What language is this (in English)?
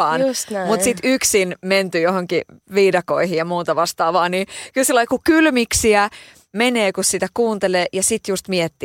Finnish